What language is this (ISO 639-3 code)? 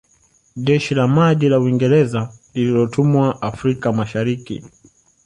swa